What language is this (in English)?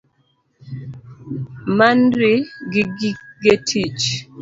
Luo (Kenya and Tanzania)